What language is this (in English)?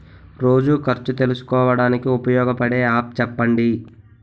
Telugu